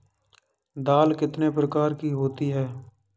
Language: Hindi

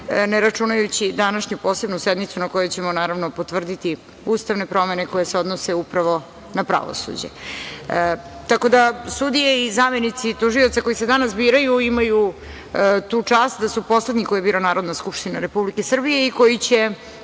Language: Serbian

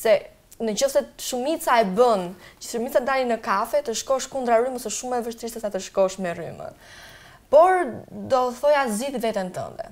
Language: Dutch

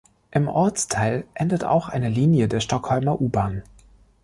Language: German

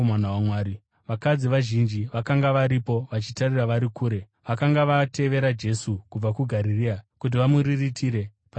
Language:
Shona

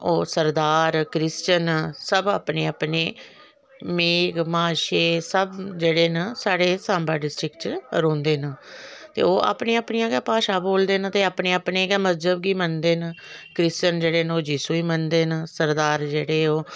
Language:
Dogri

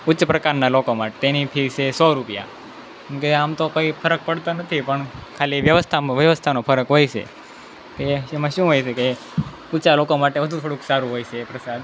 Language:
Gujarati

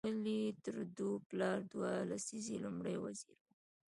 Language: Pashto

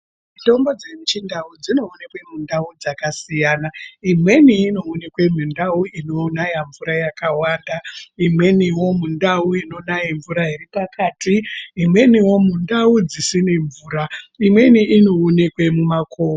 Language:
Ndau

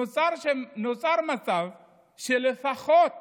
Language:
Hebrew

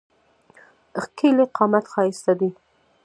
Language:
Pashto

